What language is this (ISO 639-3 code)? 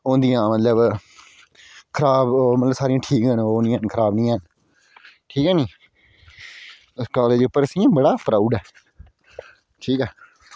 doi